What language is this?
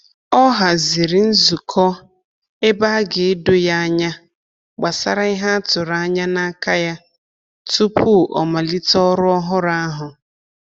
Igbo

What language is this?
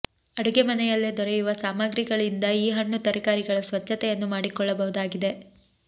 Kannada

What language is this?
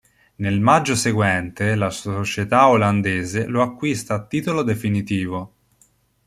Italian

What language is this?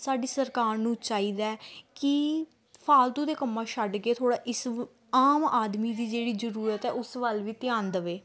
Punjabi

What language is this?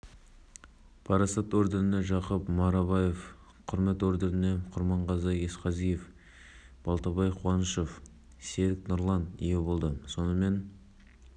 Kazakh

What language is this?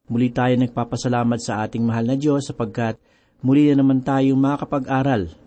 Filipino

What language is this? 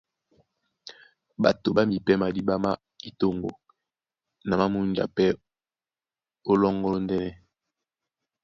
Duala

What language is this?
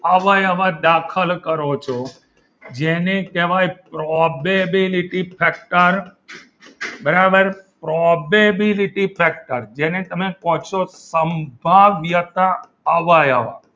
Gujarati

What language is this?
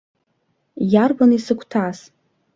Abkhazian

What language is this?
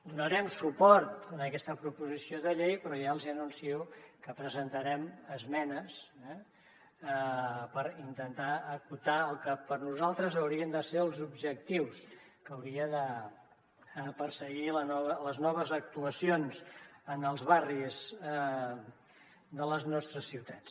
Catalan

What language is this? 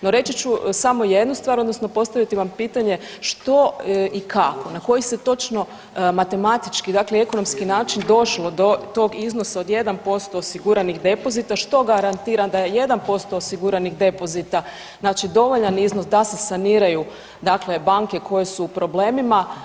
Croatian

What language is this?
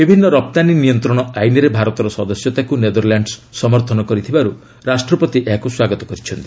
Odia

